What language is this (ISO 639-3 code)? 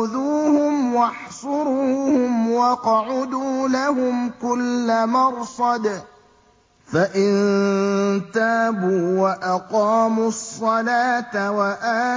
ara